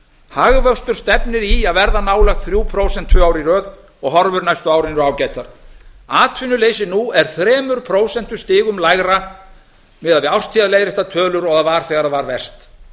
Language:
Icelandic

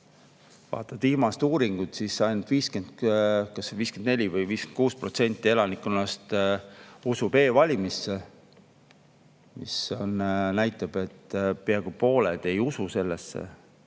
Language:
Estonian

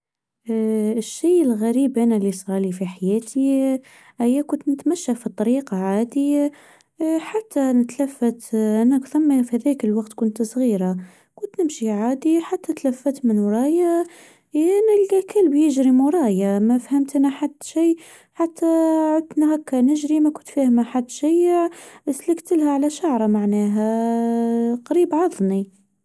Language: Tunisian Arabic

